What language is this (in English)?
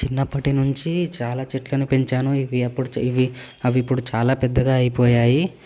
Telugu